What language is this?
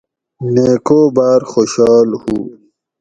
Gawri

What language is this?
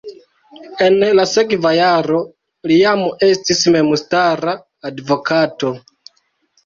Esperanto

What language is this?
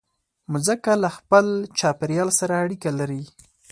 Pashto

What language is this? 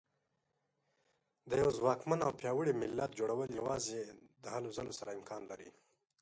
Pashto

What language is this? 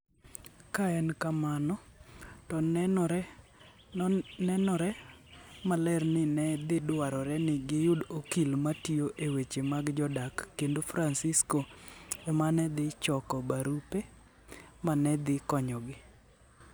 Luo (Kenya and Tanzania)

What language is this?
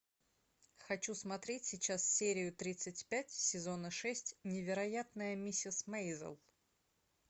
Russian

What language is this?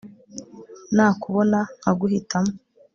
Kinyarwanda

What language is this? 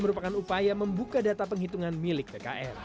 Indonesian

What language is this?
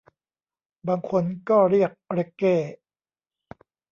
Thai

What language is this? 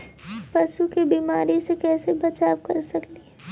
Magahi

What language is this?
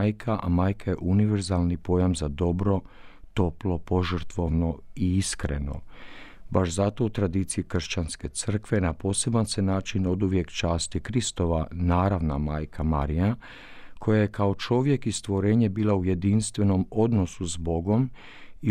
Croatian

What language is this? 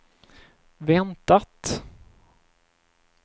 Swedish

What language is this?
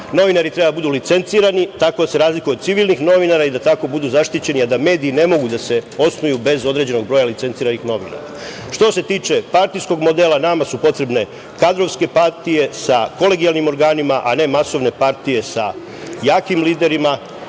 Serbian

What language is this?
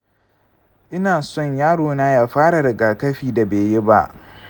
Hausa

